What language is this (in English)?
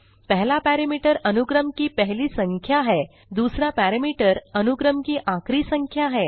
Hindi